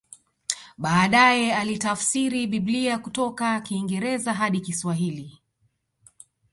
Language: Swahili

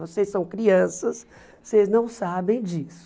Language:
Portuguese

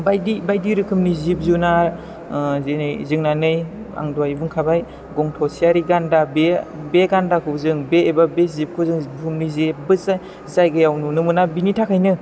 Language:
Bodo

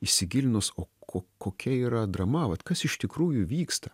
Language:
Lithuanian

